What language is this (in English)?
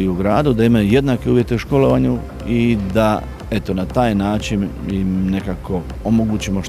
Croatian